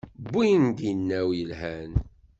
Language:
Kabyle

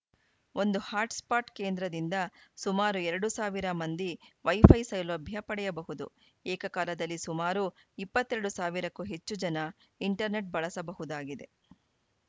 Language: Kannada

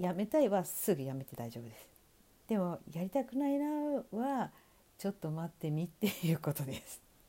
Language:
Japanese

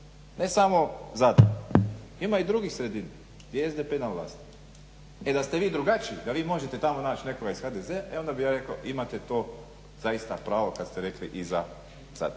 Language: Croatian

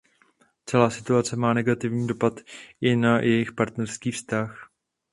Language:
Czech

